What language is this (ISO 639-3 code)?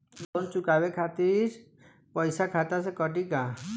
bho